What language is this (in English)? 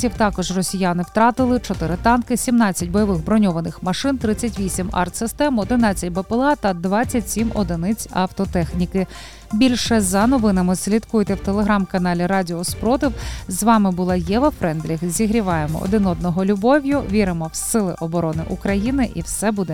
Ukrainian